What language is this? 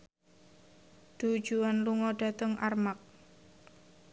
Javanese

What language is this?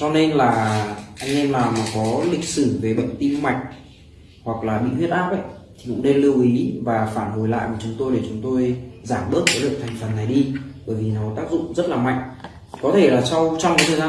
Vietnamese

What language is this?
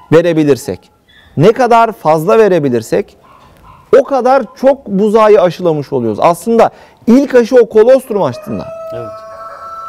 Turkish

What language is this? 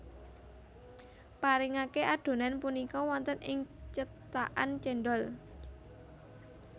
Javanese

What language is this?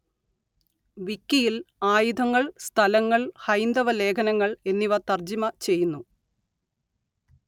Malayalam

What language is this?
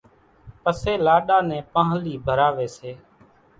Kachi Koli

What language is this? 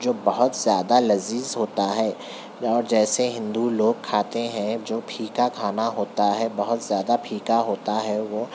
Urdu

